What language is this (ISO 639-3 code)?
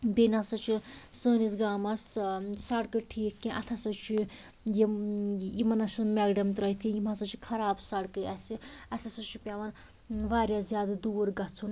kas